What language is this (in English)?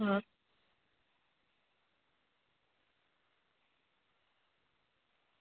Gujarati